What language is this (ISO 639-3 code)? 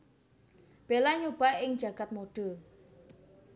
jav